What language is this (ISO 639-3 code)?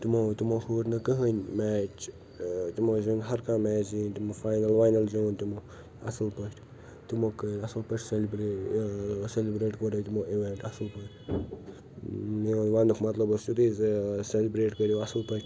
kas